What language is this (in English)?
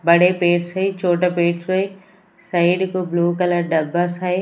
Hindi